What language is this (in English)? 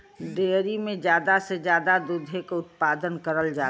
Bhojpuri